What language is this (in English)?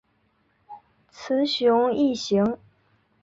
Chinese